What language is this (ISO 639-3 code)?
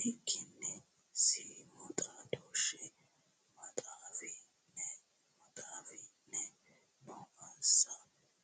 sid